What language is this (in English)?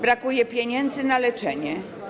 Polish